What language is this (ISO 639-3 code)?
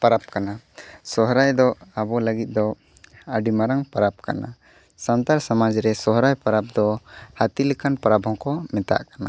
sat